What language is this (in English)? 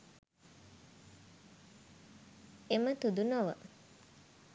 Sinhala